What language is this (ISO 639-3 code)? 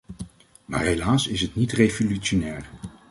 nld